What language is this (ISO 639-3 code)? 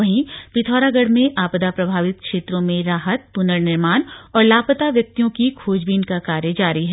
hin